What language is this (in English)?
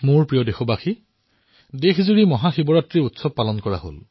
Assamese